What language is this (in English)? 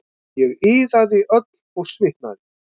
Icelandic